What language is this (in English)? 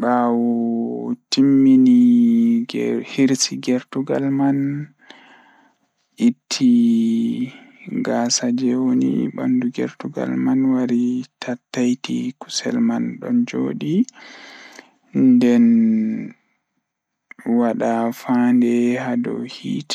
Fula